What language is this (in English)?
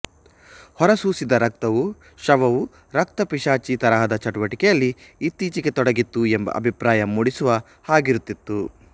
Kannada